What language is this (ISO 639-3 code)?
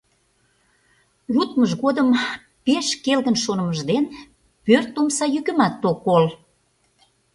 chm